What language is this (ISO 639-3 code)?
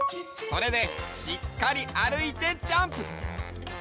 jpn